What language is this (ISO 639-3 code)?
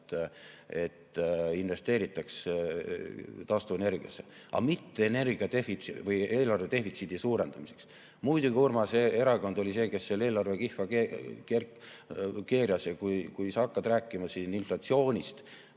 est